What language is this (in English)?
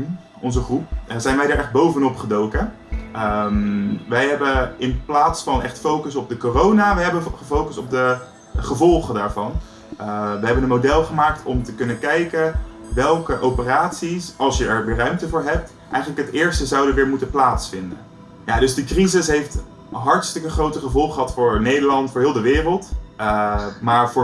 Dutch